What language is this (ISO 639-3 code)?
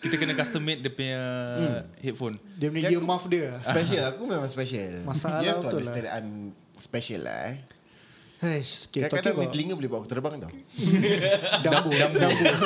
msa